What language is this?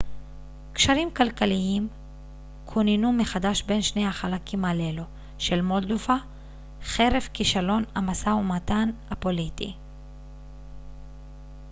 Hebrew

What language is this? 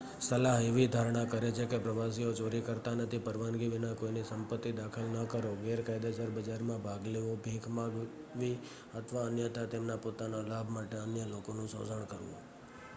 Gujarati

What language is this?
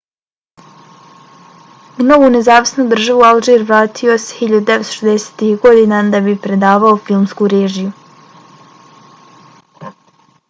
Bosnian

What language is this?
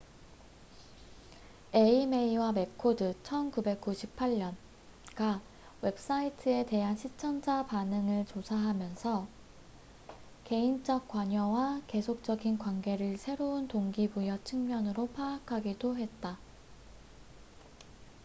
Korean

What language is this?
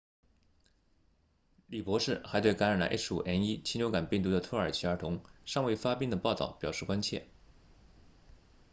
Chinese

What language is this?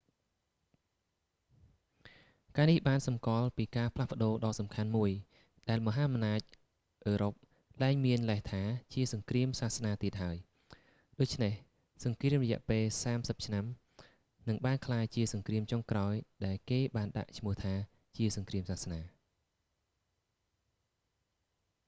Khmer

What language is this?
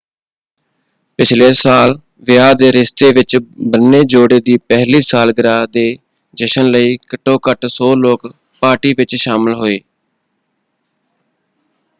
Punjabi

